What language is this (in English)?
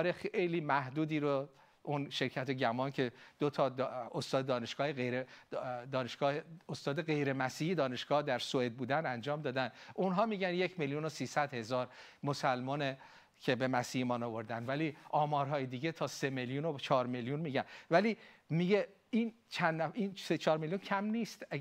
Persian